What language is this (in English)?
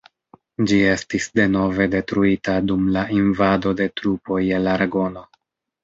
Esperanto